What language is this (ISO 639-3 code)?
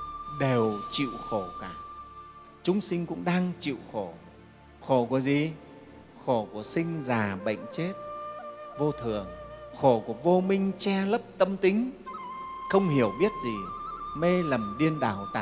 vie